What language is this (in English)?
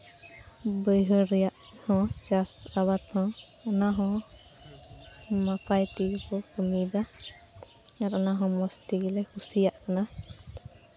Santali